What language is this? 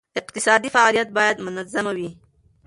Pashto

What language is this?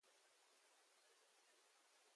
Aja (Benin)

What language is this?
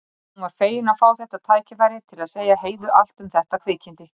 Icelandic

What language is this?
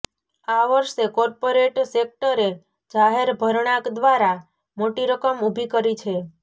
Gujarati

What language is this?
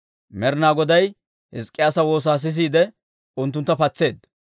Dawro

